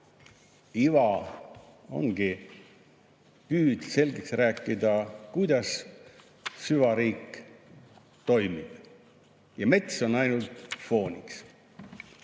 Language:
Estonian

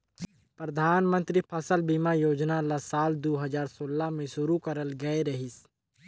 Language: Chhattisgarhi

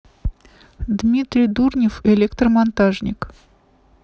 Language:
Russian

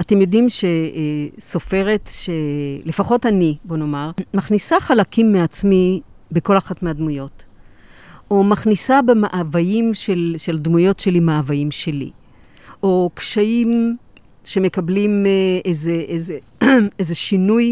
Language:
Hebrew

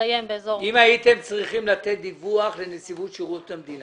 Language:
Hebrew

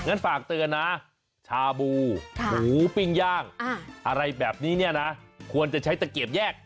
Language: Thai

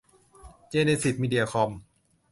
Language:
Thai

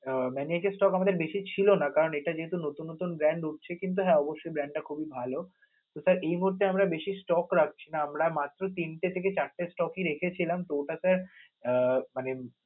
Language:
Bangla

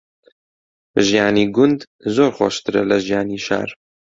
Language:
Central Kurdish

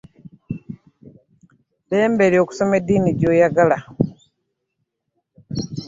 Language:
Ganda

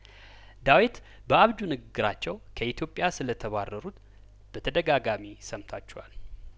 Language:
Amharic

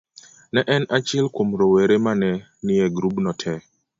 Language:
Luo (Kenya and Tanzania)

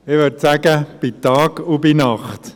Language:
Swiss German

